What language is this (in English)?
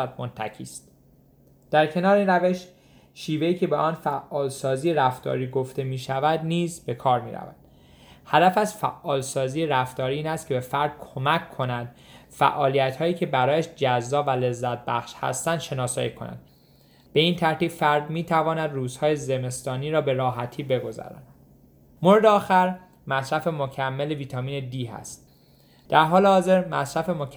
Persian